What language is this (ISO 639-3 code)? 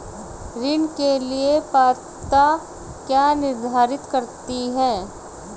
hin